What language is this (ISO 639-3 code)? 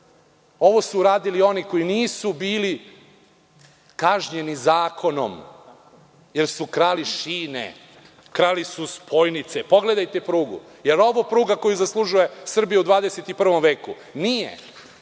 srp